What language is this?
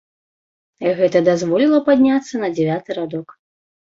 Belarusian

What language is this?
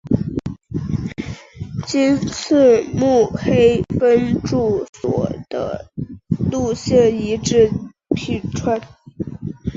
Chinese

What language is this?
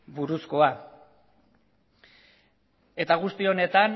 Basque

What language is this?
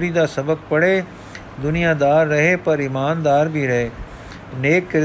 Punjabi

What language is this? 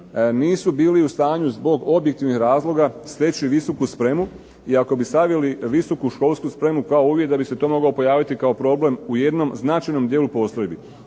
Croatian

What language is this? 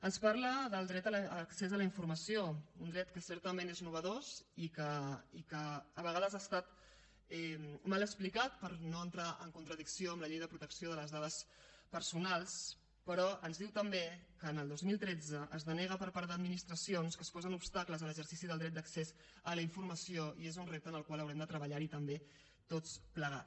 Catalan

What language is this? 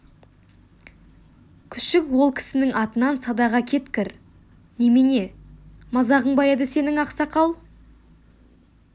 Kazakh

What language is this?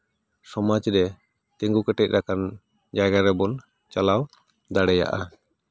Santali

